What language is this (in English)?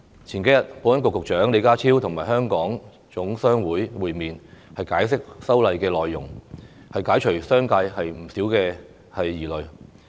Cantonese